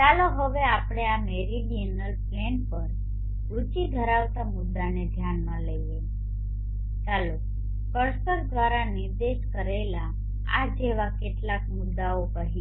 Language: Gujarati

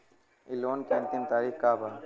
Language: Bhojpuri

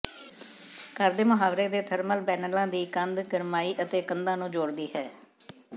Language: Punjabi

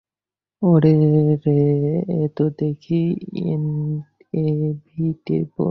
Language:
Bangla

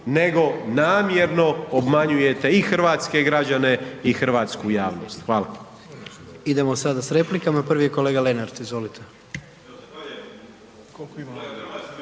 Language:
Croatian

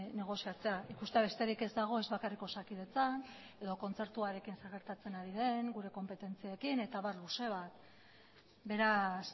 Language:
Basque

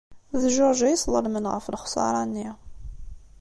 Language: Kabyle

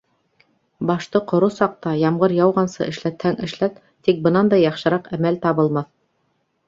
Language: Bashkir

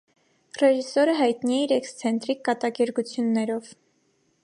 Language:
Armenian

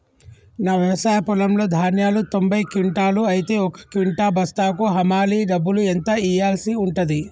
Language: Telugu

